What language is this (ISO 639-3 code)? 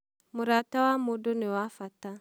kik